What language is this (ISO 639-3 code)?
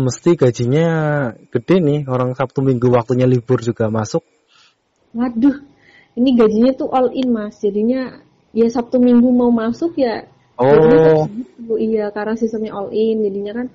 ind